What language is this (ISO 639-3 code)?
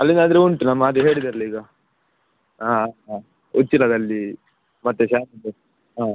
kan